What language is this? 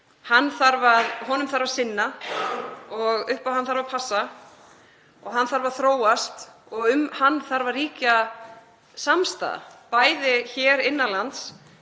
Icelandic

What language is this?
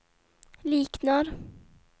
Swedish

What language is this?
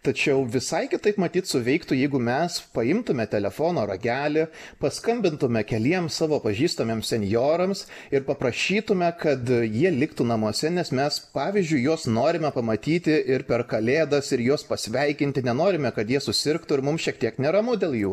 Lithuanian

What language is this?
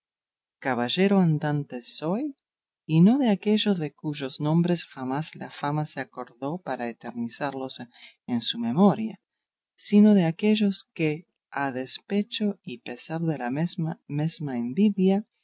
Spanish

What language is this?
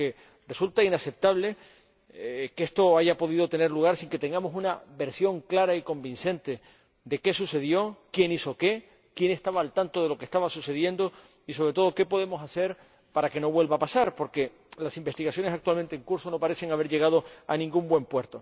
Spanish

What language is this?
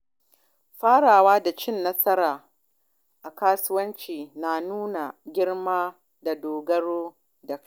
Hausa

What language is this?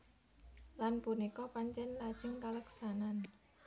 Javanese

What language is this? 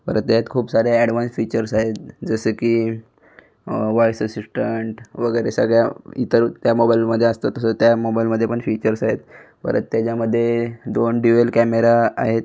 Marathi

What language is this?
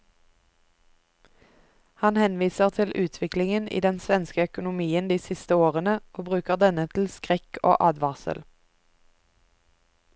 Norwegian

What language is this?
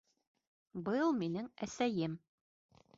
Bashkir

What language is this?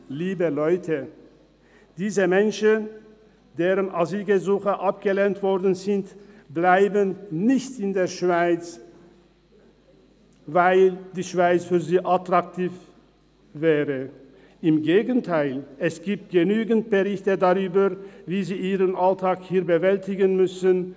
Swiss German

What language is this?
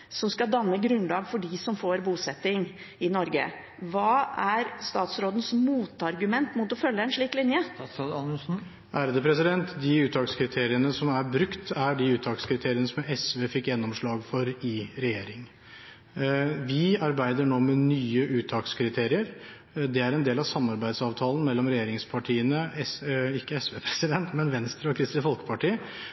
Norwegian Bokmål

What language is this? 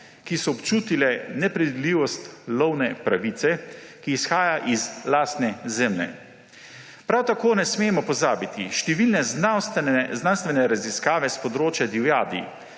Slovenian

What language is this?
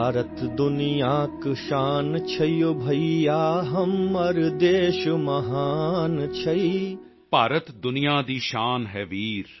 Punjabi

